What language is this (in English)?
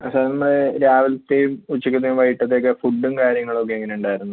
Malayalam